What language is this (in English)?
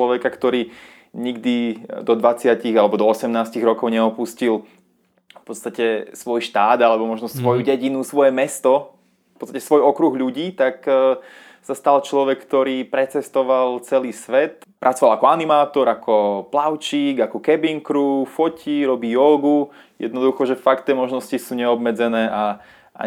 Czech